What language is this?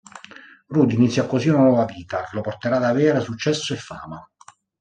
Italian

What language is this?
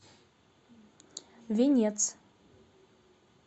Russian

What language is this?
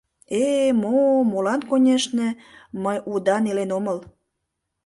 Mari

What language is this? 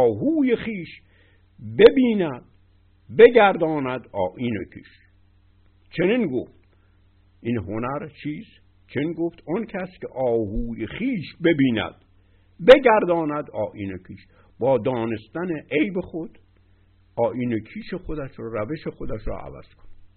Persian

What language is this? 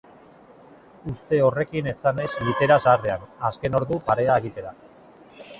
Basque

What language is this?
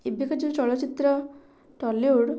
Odia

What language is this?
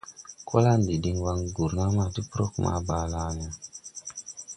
Tupuri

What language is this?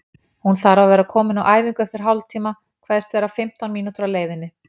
Icelandic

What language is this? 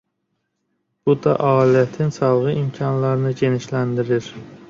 Azerbaijani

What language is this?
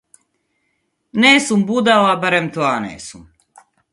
Macedonian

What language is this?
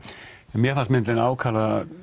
Icelandic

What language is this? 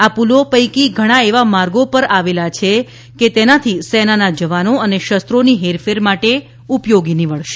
Gujarati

